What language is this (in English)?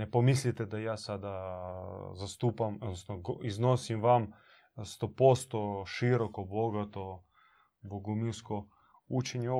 Croatian